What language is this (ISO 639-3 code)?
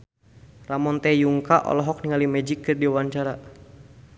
sun